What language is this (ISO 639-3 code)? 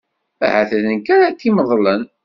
kab